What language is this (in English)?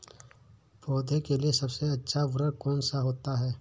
Hindi